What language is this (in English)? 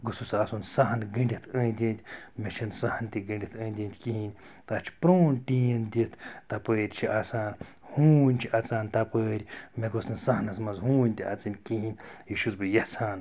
Kashmiri